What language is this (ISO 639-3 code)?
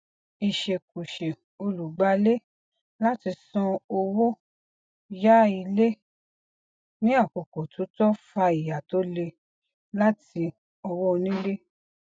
yor